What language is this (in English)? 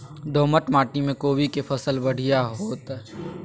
Maithili